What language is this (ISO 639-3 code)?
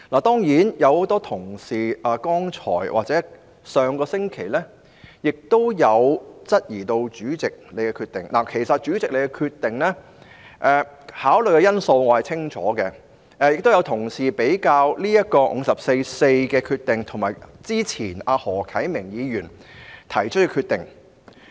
yue